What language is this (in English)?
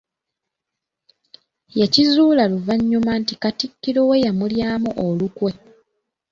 Ganda